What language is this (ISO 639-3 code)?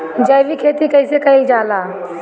bho